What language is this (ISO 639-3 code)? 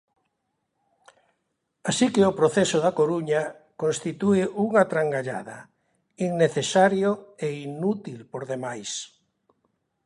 glg